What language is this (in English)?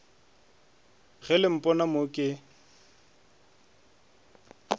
Northern Sotho